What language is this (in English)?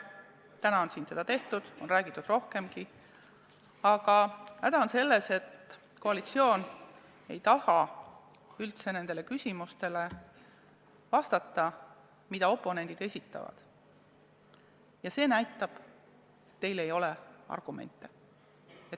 Estonian